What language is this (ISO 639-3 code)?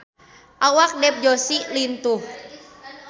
sun